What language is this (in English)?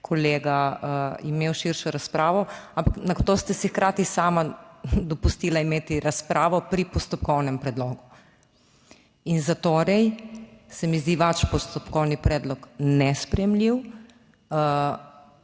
Slovenian